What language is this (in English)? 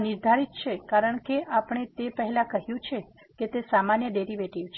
Gujarati